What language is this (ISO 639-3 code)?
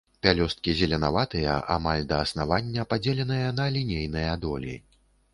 bel